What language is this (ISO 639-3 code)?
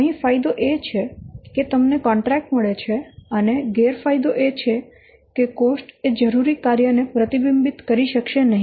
guj